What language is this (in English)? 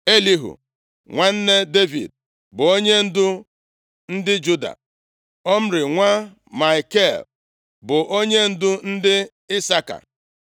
Igbo